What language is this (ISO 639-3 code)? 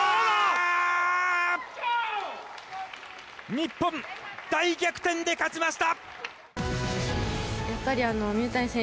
jpn